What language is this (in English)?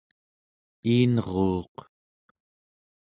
Central Yupik